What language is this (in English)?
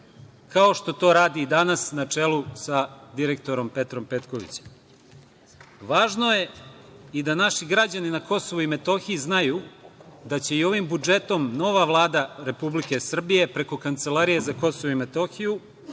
Serbian